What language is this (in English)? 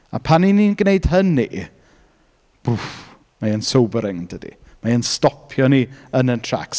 Welsh